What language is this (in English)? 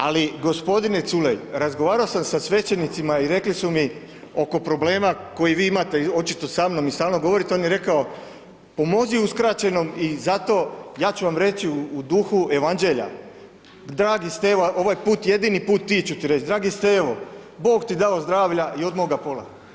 Croatian